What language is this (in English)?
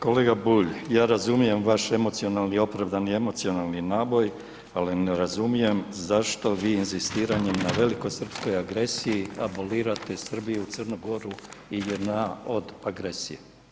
Croatian